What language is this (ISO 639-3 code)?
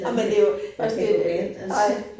dan